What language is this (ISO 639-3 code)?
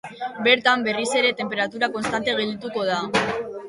eus